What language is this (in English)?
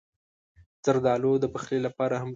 Pashto